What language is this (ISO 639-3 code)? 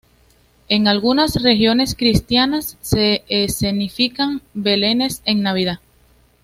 spa